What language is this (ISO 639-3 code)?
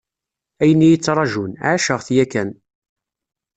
kab